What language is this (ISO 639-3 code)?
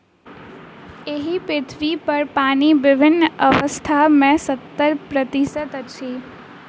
mai